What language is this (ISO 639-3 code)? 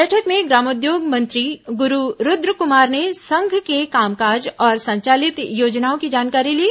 hin